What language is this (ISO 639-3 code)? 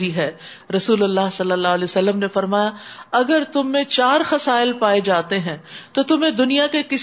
urd